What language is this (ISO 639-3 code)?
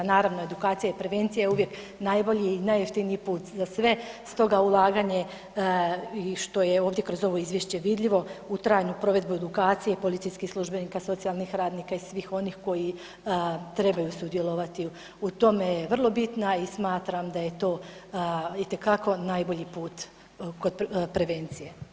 hrv